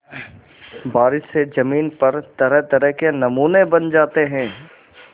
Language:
Hindi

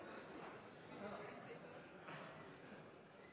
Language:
Norwegian Nynorsk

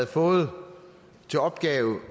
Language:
Danish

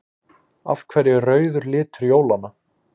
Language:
Icelandic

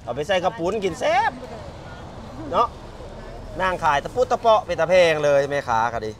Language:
Thai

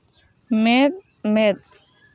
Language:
Santali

